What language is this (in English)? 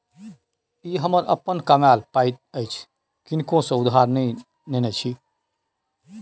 Maithili